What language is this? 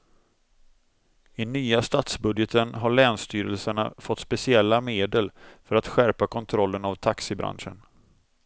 Swedish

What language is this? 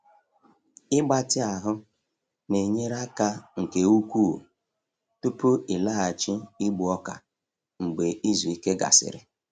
Igbo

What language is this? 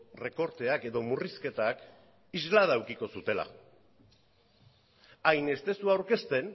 Basque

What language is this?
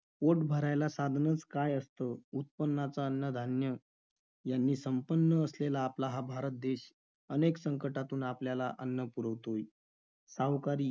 Marathi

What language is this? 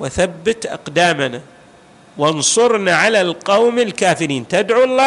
Arabic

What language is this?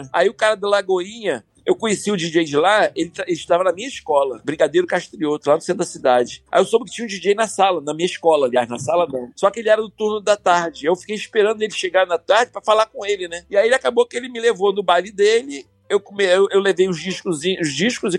Portuguese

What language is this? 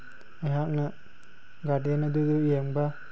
Manipuri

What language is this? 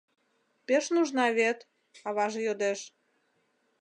Mari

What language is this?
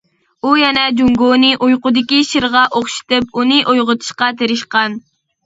Uyghur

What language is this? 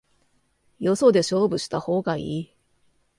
Japanese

